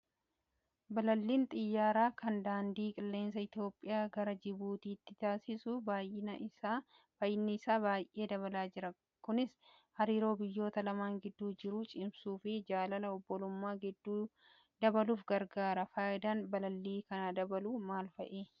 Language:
Oromo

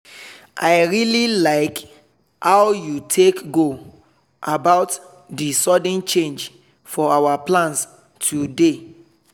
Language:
Nigerian Pidgin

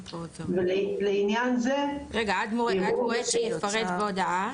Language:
Hebrew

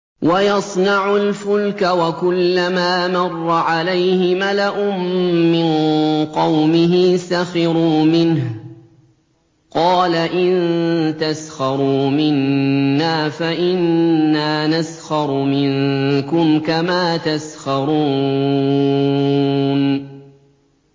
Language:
Arabic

